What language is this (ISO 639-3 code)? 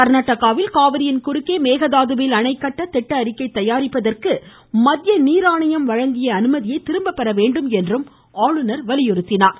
tam